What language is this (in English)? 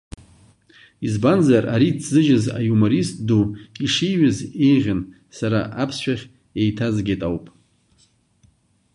Abkhazian